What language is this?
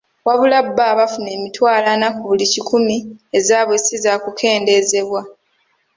Ganda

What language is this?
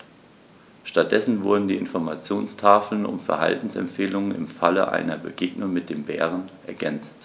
German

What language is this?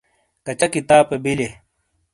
Shina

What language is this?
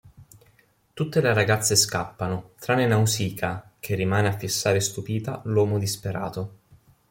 Italian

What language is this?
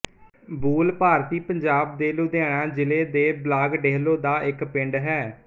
Punjabi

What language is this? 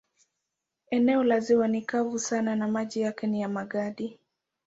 Swahili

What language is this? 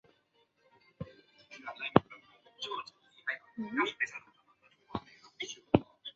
Chinese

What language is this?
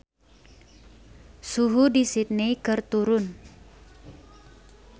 Sundanese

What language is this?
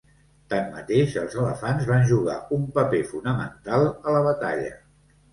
Catalan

